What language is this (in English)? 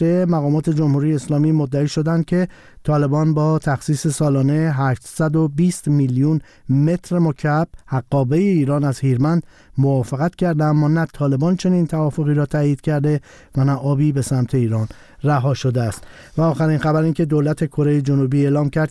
Persian